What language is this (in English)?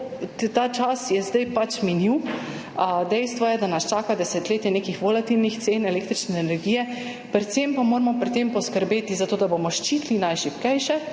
Slovenian